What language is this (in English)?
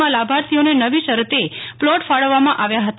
Gujarati